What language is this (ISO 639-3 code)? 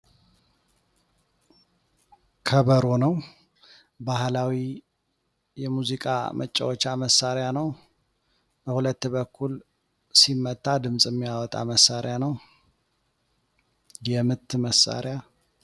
amh